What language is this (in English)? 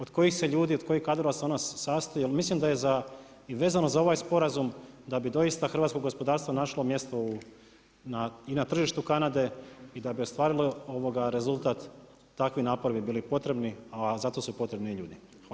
Croatian